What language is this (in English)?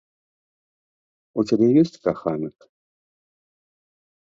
Belarusian